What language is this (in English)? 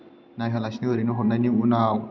Bodo